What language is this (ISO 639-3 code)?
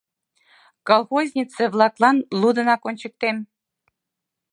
chm